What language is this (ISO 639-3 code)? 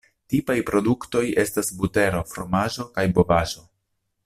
epo